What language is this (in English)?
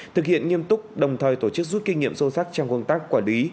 Vietnamese